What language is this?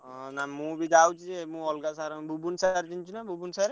Odia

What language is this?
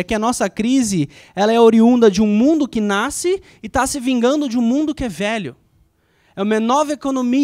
Portuguese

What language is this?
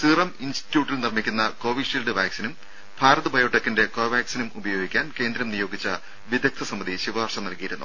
Malayalam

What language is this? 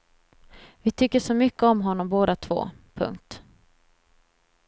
Swedish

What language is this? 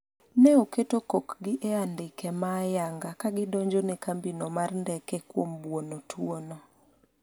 Luo (Kenya and Tanzania)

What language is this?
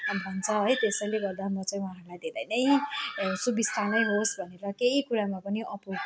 Nepali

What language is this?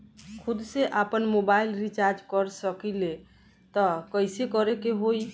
Bhojpuri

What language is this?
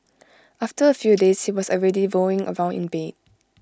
English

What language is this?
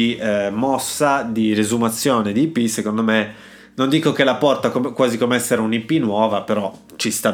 Italian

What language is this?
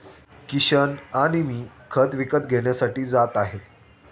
Marathi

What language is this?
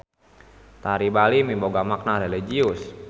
Sundanese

